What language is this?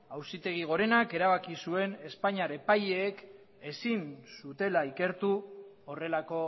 Basque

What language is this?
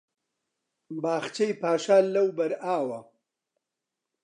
Central Kurdish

